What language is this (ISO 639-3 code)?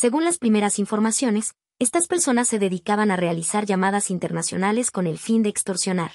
spa